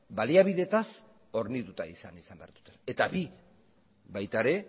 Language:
Basque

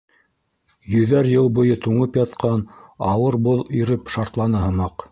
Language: Bashkir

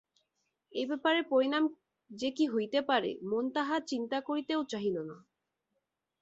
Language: Bangla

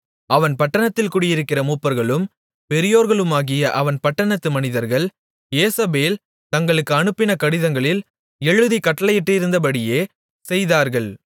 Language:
Tamil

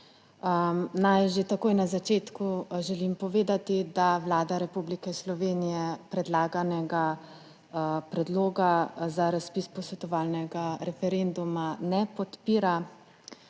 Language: Slovenian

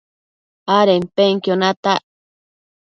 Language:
Matsés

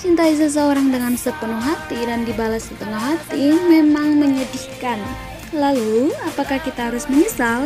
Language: Indonesian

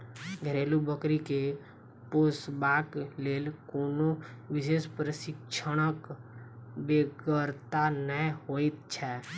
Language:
Maithili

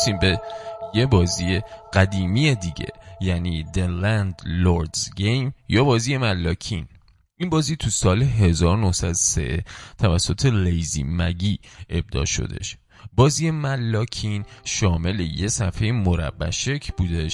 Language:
Persian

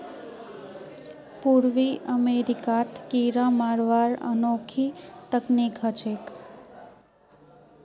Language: Magahi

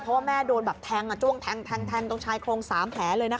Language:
Thai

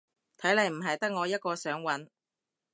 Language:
Cantonese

